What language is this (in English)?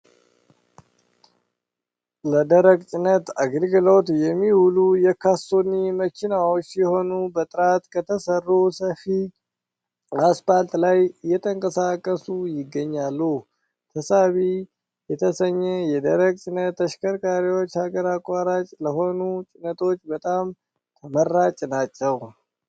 Amharic